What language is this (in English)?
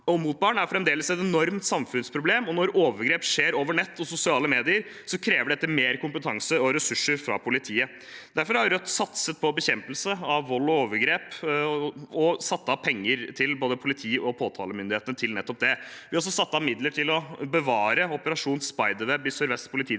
Norwegian